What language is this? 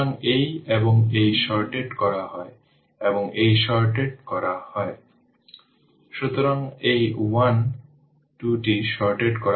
Bangla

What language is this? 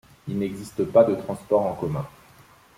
French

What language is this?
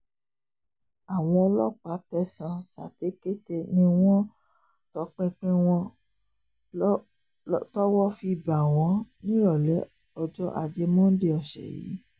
Yoruba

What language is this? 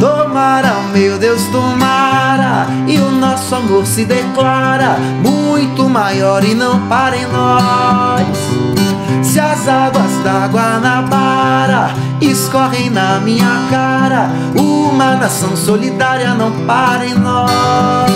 Portuguese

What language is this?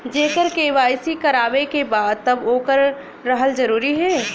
Bhojpuri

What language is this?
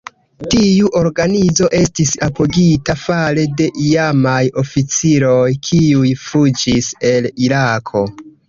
Esperanto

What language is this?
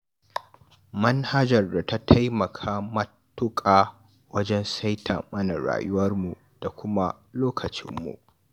Hausa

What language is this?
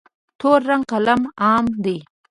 Pashto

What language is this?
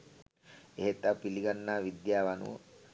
Sinhala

